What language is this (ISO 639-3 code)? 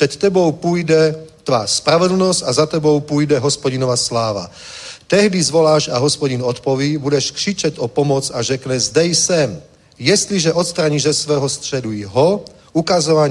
ces